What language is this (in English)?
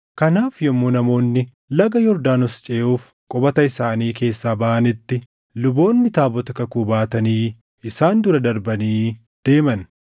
Oromo